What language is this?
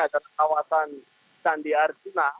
Indonesian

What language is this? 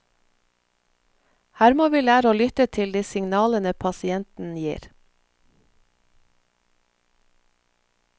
Norwegian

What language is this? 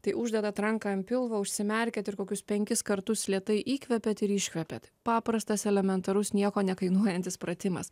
Lithuanian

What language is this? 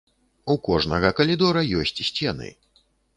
Belarusian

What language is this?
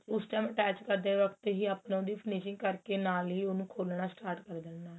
Punjabi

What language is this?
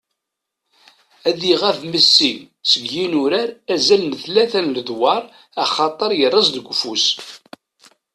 Kabyle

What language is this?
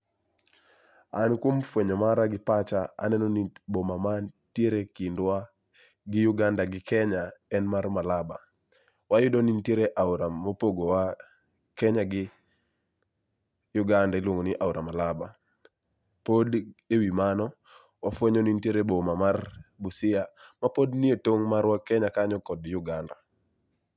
Luo (Kenya and Tanzania)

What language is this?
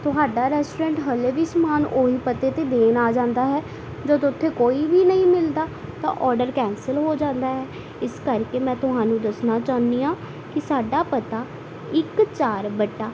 Punjabi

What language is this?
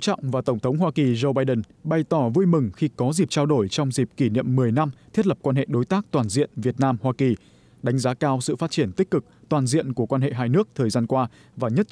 Vietnamese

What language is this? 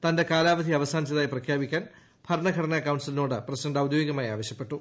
Malayalam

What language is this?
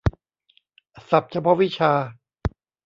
Thai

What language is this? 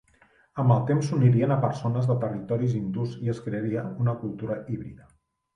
Catalan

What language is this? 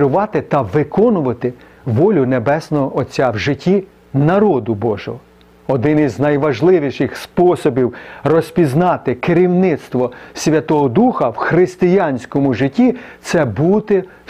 Ukrainian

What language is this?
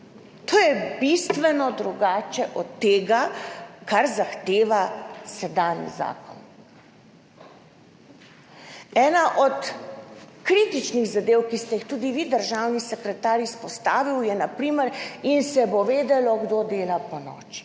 Slovenian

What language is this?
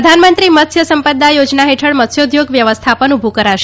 Gujarati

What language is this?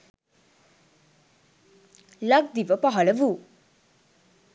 Sinhala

